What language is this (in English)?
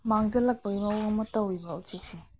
Manipuri